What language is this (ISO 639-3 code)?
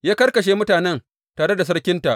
hau